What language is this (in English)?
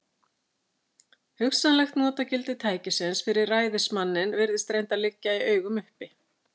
Icelandic